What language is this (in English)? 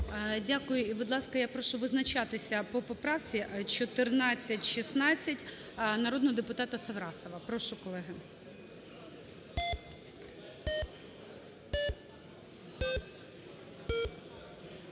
Ukrainian